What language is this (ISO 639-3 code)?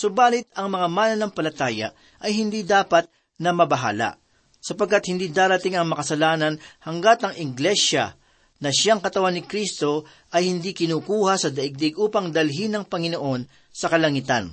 fil